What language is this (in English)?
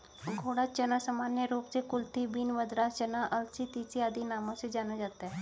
Hindi